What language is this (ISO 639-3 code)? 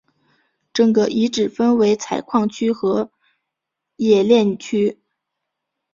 zho